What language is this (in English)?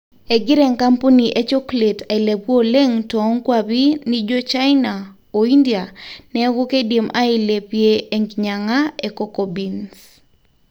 Masai